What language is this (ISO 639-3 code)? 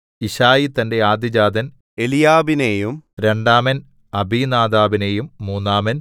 mal